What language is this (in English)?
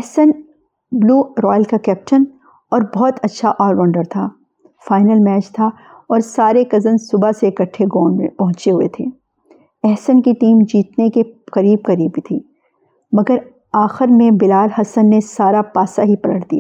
Urdu